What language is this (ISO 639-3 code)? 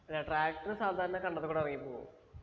mal